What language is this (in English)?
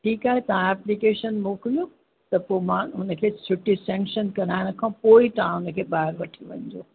Sindhi